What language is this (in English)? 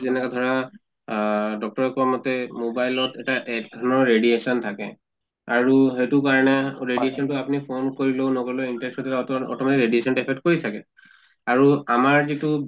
Assamese